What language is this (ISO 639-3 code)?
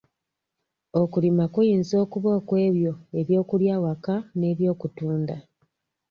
lug